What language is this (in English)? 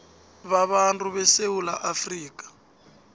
South Ndebele